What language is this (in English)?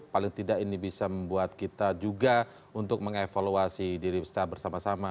Indonesian